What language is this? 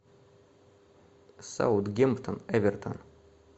Russian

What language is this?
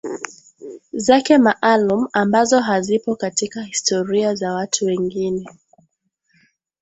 Swahili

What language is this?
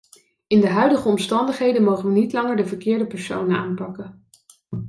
Dutch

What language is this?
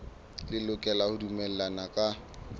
Southern Sotho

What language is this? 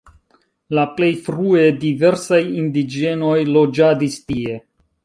Esperanto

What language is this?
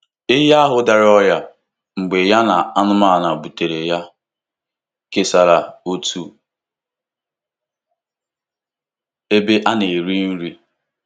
Igbo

